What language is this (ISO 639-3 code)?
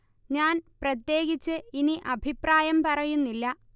mal